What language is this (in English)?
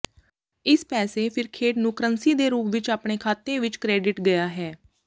Punjabi